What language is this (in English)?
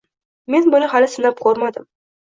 Uzbek